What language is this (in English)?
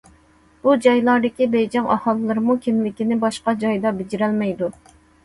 Uyghur